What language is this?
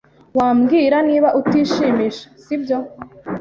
Kinyarwanda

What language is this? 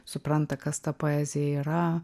Lithuanian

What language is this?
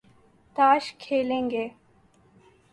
Urdu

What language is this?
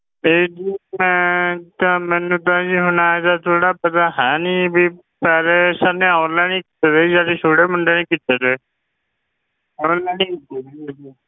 Punjabi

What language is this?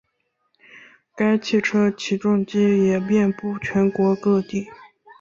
Chinese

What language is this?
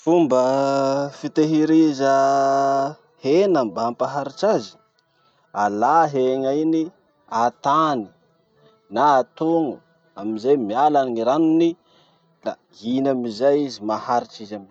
Masikoro Malagasy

